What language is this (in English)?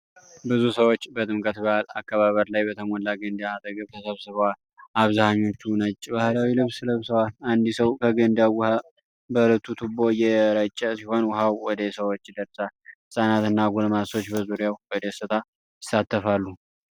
Amharic